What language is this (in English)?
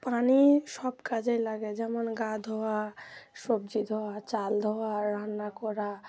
Bangla